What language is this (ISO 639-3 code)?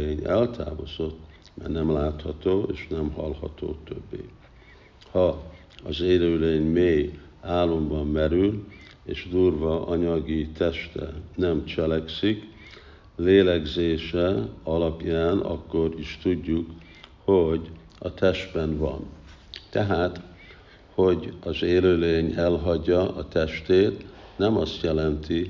hun